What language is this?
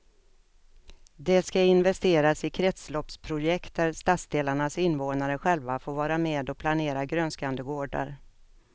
Swedish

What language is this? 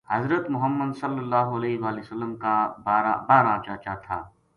Gujari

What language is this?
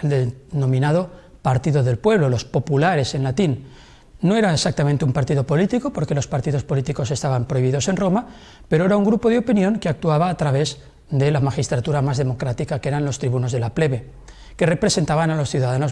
Spanish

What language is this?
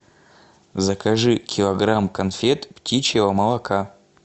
Russian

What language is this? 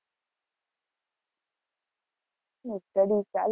Gujarati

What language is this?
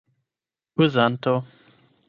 Esperanto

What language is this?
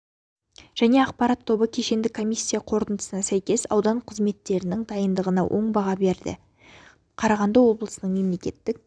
Kazakh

